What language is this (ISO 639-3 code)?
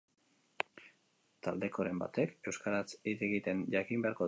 eus